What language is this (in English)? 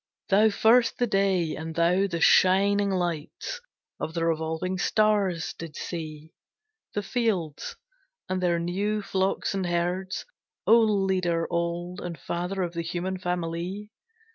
English